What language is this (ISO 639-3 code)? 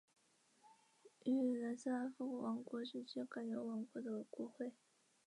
zho